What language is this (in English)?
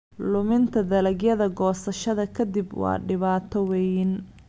Somali